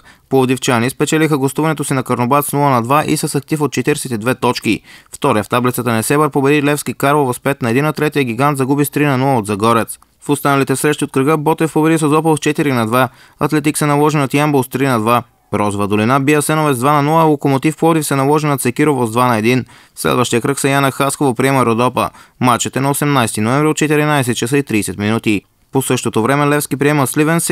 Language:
Bulgarian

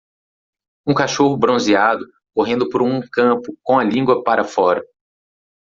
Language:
Portuguese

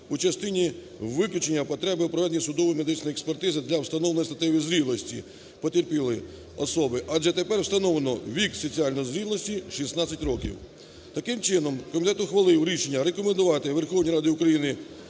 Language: Ukrainian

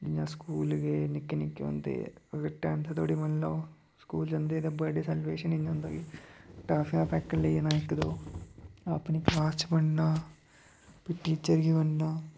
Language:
Dogri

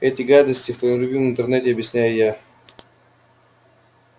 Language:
Russian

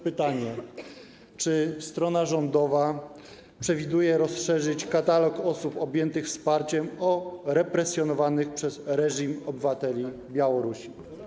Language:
Polish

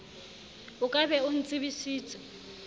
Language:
Southern Sotho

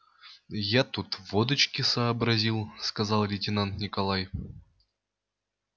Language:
Russian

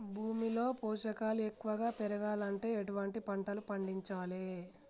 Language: Telugu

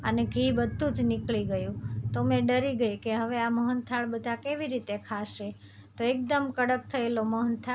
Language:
Gujarati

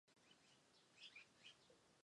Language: Chinese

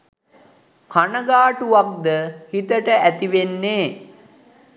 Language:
Sinhala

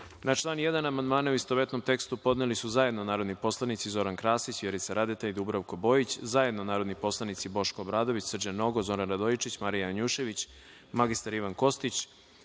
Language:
Serbian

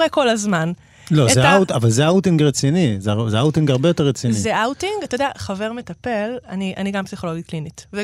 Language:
Hebrew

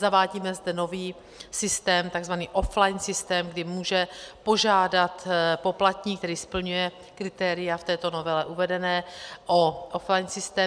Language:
Czech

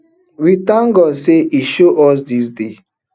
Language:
Nigerian Pidgin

